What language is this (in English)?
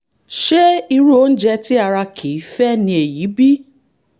Yoruba